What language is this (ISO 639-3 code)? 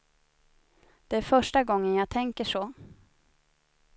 swe